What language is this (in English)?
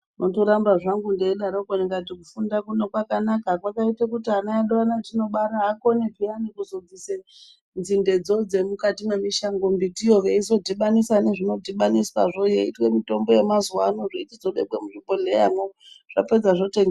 Ndau